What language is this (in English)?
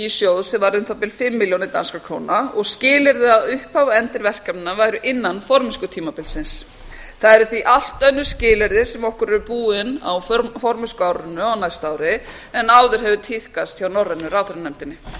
Icelandic